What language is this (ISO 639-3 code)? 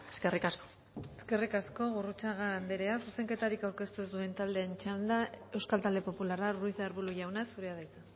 eus